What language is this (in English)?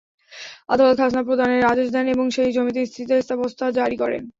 Bangla